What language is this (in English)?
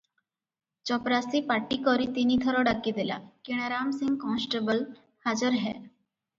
Odia